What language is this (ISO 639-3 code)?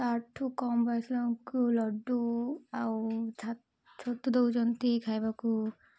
ori